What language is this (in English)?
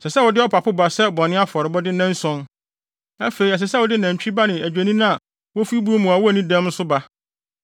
Akan